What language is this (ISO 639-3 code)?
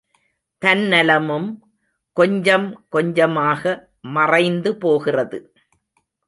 tam